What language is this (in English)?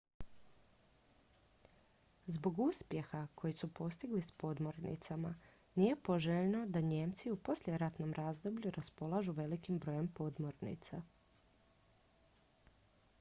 Croatian